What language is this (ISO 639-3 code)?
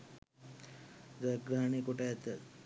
sin